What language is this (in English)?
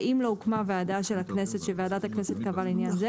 Hebrew